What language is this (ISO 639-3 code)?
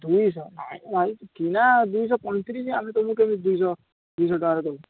ori